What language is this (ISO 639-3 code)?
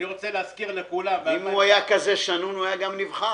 heb